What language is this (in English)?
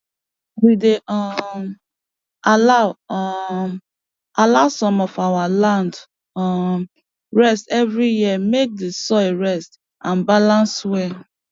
Nigerian Pidgin